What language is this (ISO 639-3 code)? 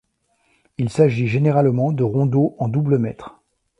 fra